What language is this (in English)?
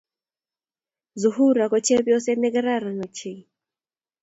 Kalenjin